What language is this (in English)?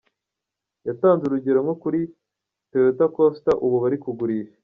Kinyarwanda